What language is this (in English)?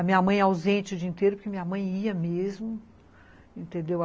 Portuguese